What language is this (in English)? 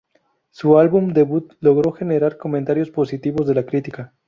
Spanish